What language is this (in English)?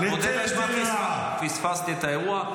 Hebrew